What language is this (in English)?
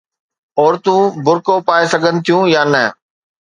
Sindhi